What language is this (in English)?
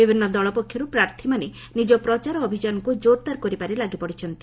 Odia